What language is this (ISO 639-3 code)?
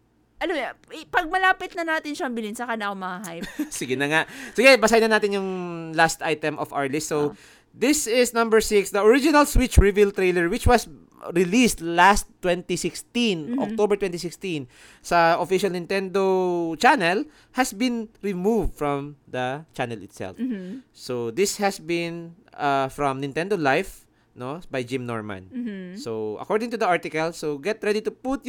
fil